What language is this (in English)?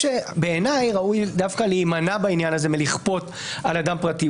Hebrew